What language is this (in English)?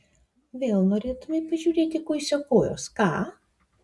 Lithuanian